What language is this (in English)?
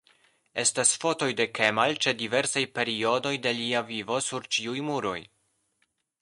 Esperanto